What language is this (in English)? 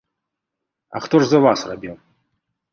Belarusian